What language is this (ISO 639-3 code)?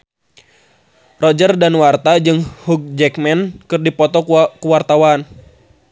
sun